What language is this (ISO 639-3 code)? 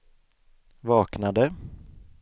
swe